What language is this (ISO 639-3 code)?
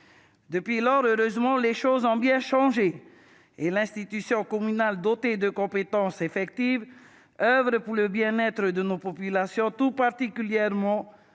fra